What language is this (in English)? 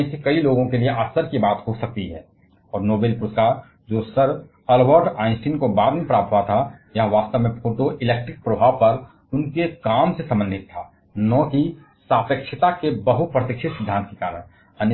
Hindi